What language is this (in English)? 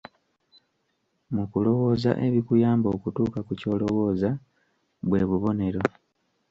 Ganda